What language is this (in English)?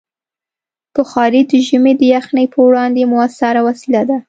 Pashto